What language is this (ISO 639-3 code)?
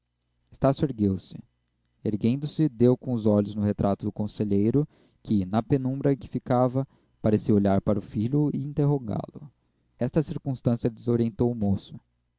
por